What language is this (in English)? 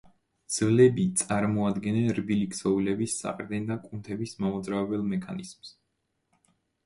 Georgian